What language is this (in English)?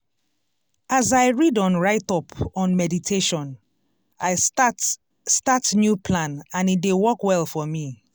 Nigerian Pidgin